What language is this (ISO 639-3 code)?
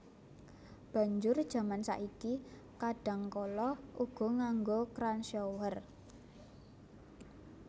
jav